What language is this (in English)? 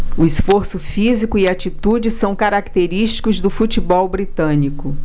Portuguese